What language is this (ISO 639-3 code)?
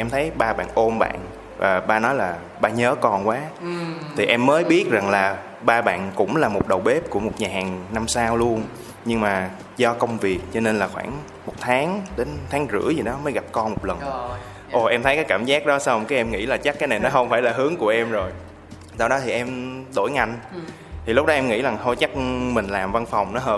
vie